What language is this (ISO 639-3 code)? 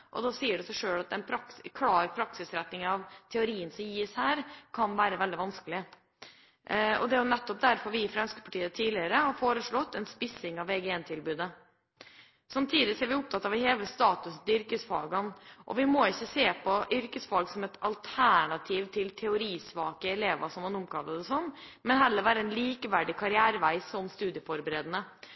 nob